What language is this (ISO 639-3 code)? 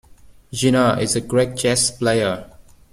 eng